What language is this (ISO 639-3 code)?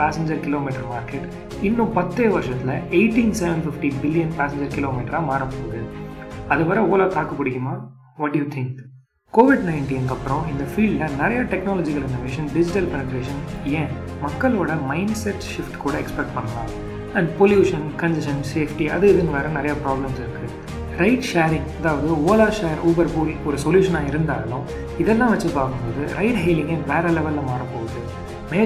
tam